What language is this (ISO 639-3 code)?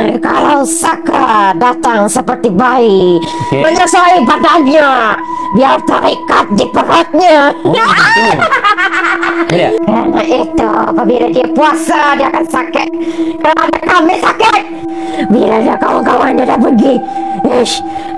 msa